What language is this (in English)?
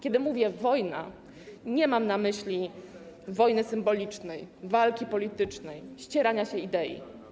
Polish